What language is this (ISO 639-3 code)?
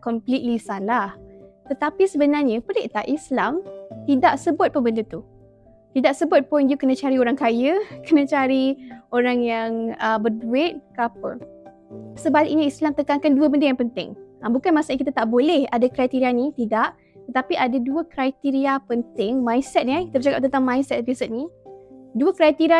msa